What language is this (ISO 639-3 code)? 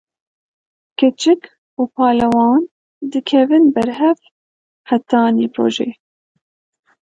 kur